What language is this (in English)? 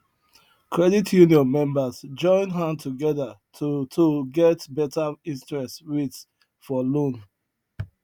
Nigerian Pidgin